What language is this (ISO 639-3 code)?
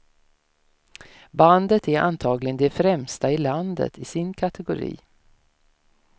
swe